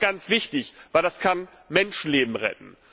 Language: German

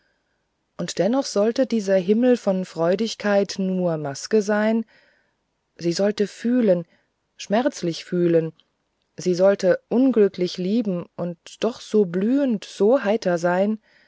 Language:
German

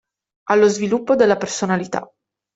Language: Italian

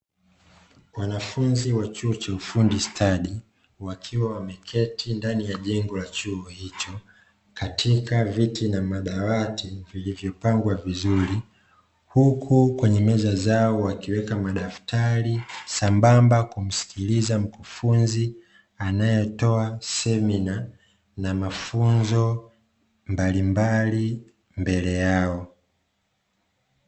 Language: Swahili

